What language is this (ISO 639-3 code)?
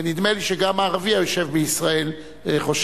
heb